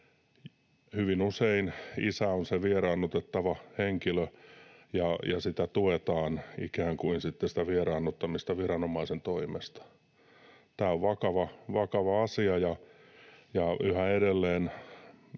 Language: Finnish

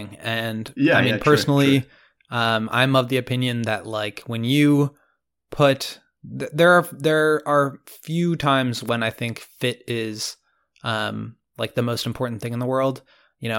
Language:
English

